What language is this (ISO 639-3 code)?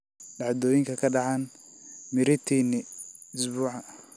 som